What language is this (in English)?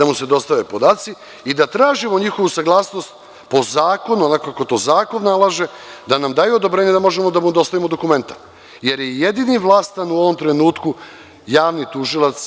Serbian